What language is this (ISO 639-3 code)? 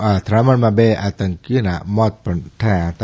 guj